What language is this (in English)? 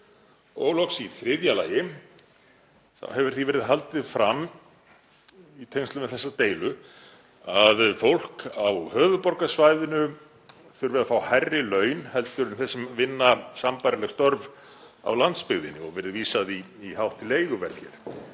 Icelandic